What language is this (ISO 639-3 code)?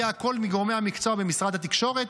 heb